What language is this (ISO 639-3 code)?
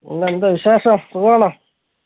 mal